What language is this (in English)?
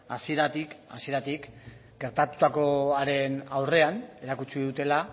Basque